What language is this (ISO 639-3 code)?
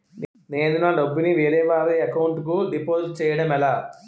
tel